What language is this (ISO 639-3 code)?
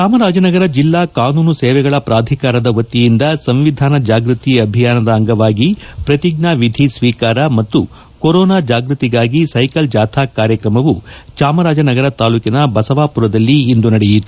kan